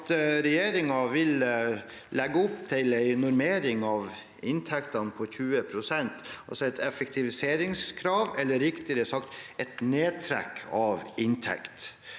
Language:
Norwegian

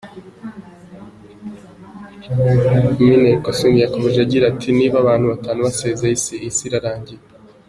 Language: Kinyarwanda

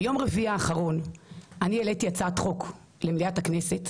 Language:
Hebrew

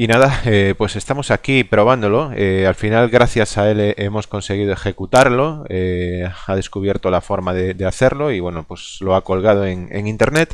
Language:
Spanish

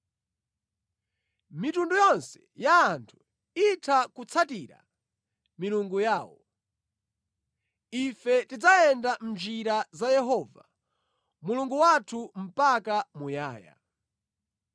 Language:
Nyanja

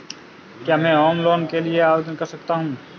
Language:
Hindi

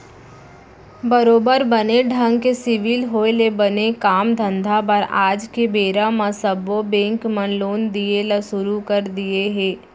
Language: Chhattisgarhi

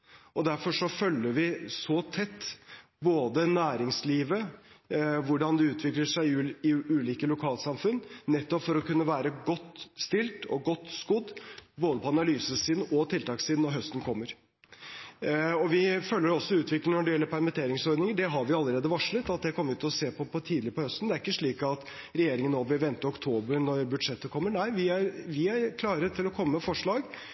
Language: Norwegian Bokmål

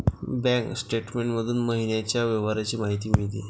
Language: Marathi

